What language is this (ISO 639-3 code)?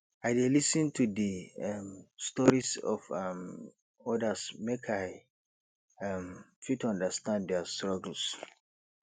pcm